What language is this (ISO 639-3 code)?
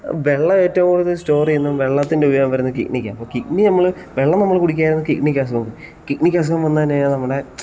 mal